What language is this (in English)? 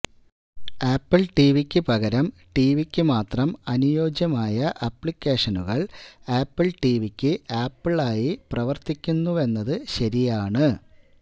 Malayalam